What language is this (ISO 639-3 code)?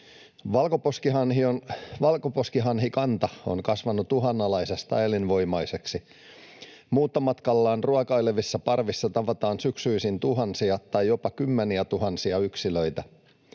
fin